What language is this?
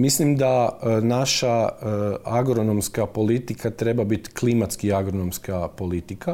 Croatian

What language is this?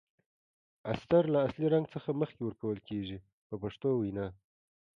Pashto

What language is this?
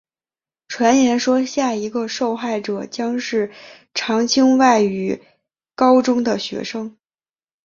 Chinese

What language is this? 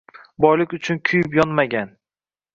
Uzbek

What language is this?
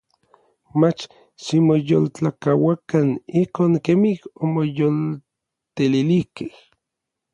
Orizaba Nahuatl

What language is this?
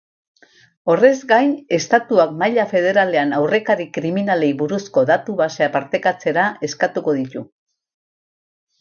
Basque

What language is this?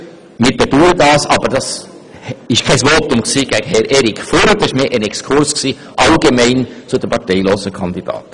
Swiss German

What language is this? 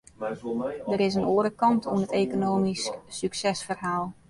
Western Frisian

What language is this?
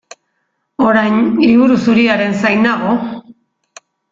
Basque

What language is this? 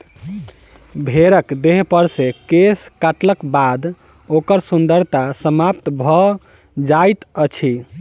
Maithili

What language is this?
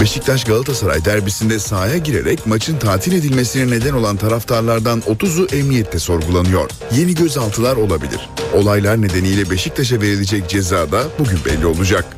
Turkish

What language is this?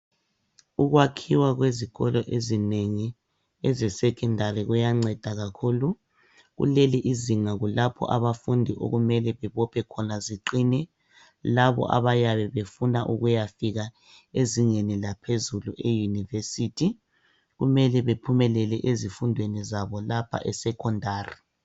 North Ndebele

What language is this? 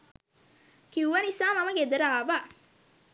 Sinhala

